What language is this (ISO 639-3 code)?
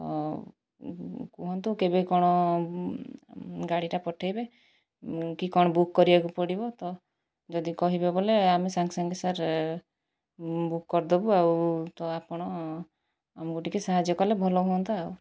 ori